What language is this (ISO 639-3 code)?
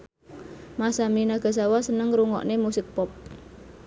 jav